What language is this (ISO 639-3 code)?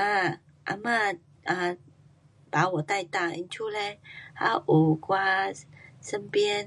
cpx